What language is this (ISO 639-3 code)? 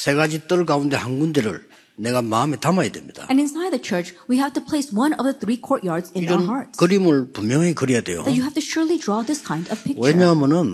kor